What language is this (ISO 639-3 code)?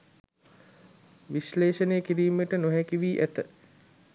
sin